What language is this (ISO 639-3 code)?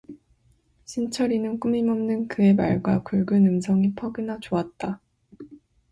kor